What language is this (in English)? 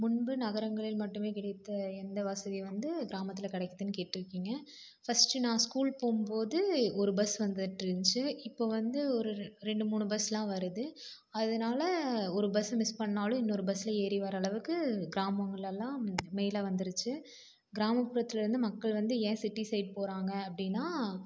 Tamil